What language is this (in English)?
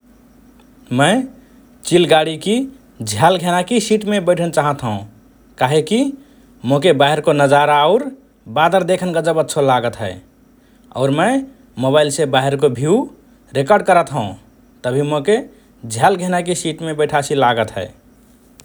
Rana Tharu